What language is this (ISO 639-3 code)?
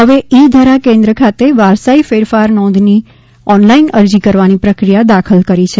guj